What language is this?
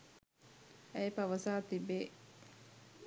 Sinhala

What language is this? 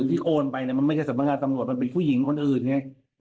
Thai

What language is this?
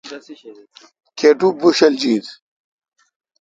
Kalkoti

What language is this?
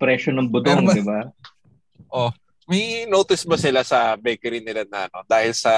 Filipino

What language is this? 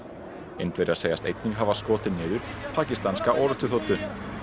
Icelandic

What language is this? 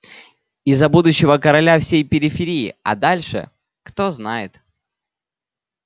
Russian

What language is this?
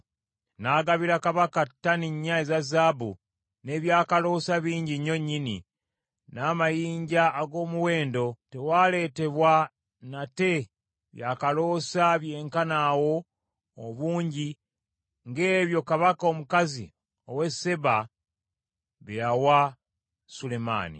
Ganda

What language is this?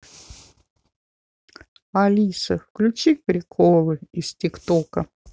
Russian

